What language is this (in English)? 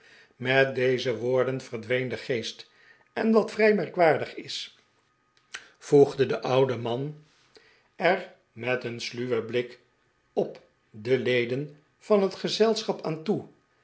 Dutch